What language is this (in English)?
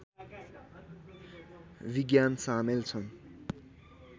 Nepali